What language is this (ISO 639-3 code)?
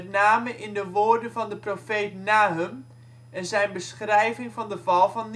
nld